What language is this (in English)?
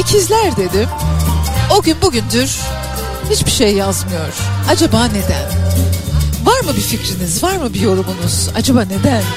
Turkish